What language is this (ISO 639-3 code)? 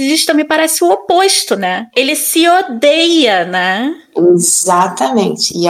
por